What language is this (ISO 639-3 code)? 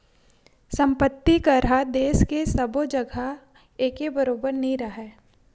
hne